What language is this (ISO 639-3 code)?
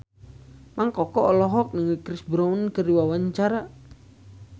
sun